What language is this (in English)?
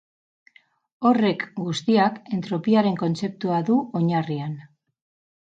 Basque